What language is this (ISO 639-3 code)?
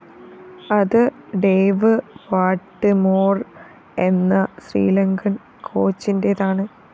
mal